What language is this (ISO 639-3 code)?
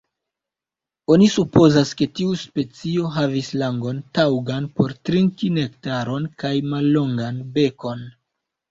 epo